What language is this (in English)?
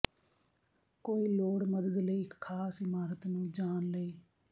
Punjabi